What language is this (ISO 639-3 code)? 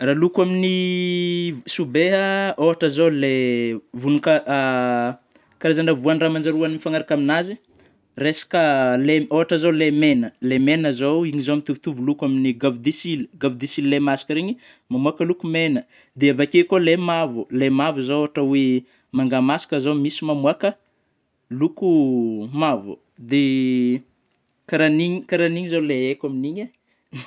bmm